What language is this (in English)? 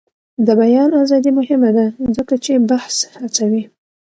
Pashto